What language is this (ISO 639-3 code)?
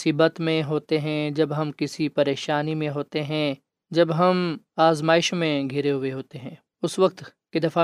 urd